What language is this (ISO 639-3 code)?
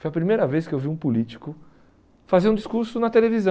por